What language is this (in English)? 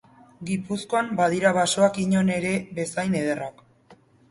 Basque